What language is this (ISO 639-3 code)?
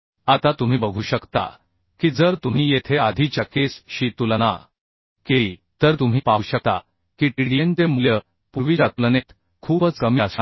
mar